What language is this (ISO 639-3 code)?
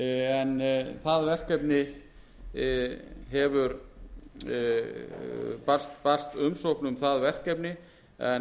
isl